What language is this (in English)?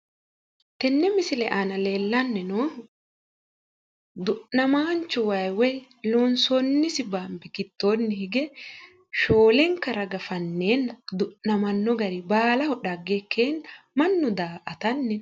Sidamo